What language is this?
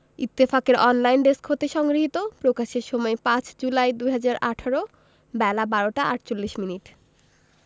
Bangla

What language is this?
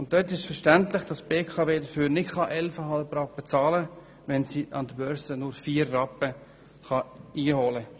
Swiss German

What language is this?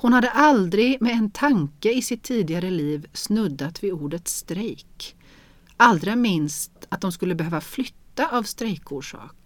Swedish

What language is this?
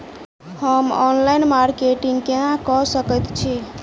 Maithili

